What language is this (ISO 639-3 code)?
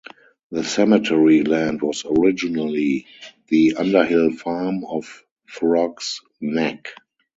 eng